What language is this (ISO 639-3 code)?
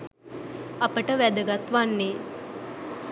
sin